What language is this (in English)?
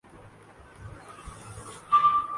Urdu